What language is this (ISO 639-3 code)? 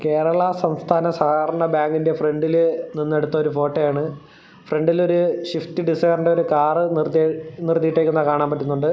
mal